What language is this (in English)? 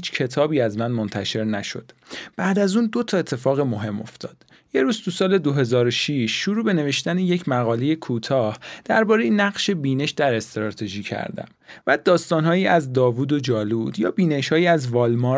Persian